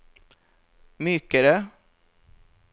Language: Norwegian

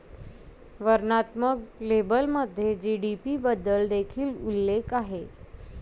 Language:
Marathi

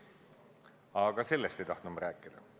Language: Estonian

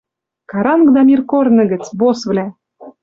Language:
Western Mari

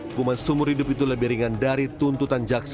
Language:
Indonesian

